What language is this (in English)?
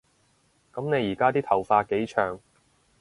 Cantonese